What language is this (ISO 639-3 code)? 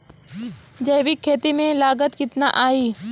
bho